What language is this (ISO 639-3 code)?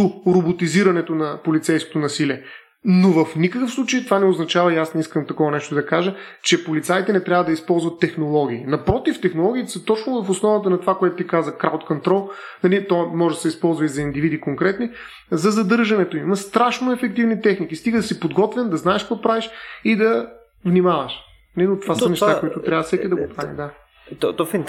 bul